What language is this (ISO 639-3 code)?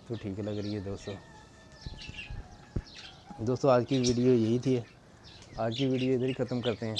urd